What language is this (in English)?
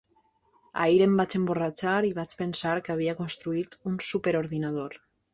Catalan